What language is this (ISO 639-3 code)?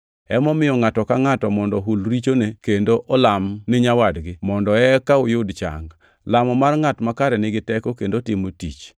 luo